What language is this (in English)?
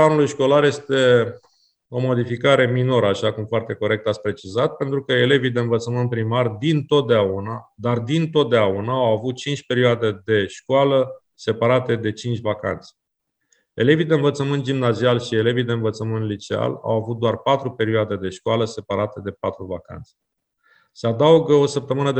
Romanian